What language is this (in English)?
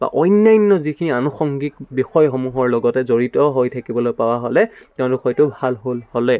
Assamese